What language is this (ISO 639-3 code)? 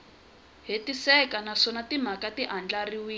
tso